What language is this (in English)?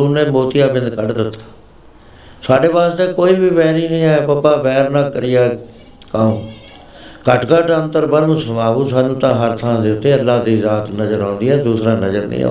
Punjabi